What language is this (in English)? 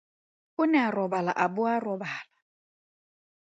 Tswana